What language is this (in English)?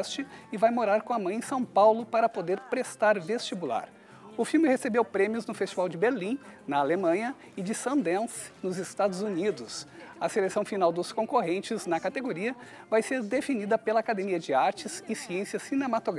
Portuguese